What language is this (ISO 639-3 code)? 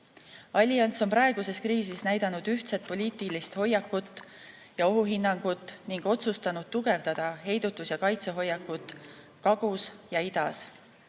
est